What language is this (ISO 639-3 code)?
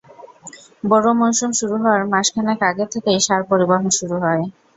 ben